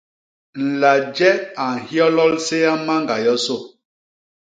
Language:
Basaa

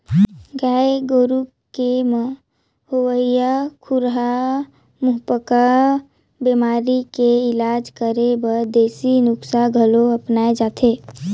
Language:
Chhattisgarhi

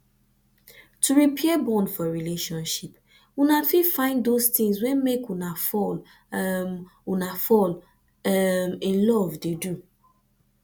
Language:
Nigerian Pidgin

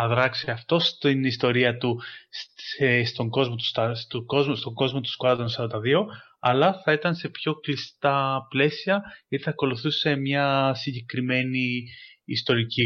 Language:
Greek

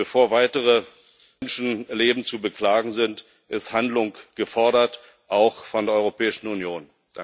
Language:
German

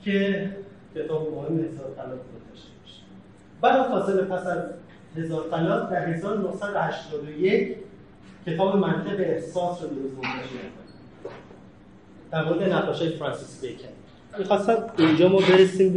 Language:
Persian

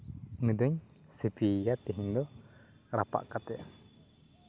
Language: Santali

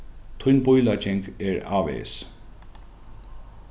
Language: Faroese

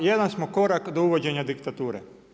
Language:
Croatian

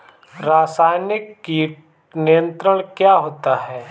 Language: Hindi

